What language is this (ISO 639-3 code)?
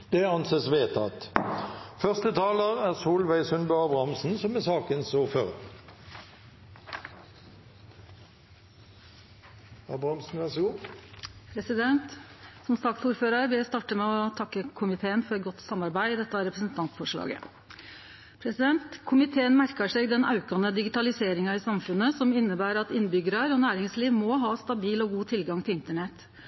nno